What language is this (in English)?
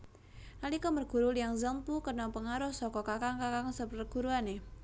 Javanese